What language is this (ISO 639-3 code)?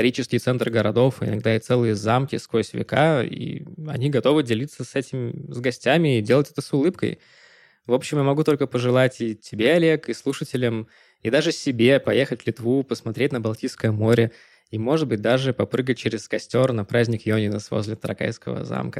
rus